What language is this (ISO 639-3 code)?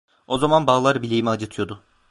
tur